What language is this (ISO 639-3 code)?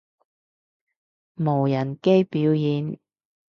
yue